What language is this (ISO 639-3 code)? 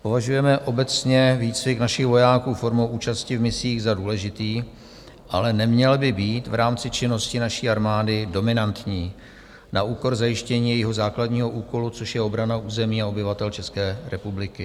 ces